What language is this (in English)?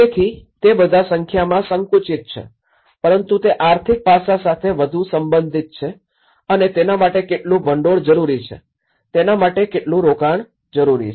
Gujarati